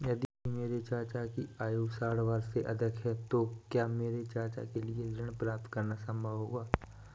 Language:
Hindi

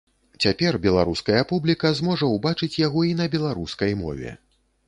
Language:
Belarusian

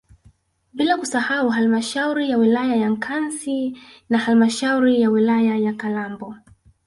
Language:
Swahili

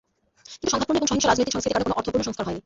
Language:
Bangla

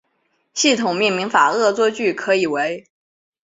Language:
Chinese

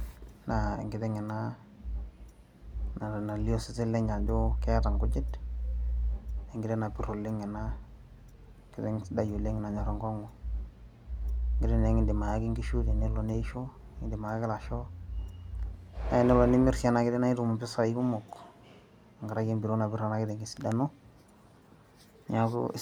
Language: Masai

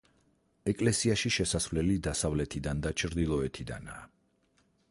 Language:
Georgian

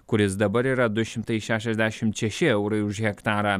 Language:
Lithuanian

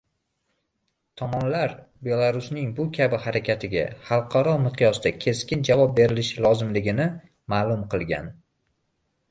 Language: Uzbek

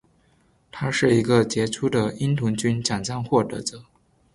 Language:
Chinese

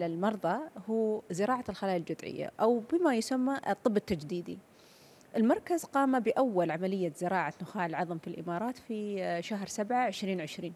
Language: Arabic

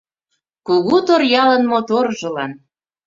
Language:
Mari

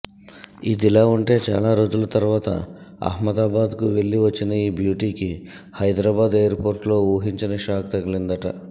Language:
Telugu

